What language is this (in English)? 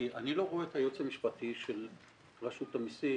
Hebrew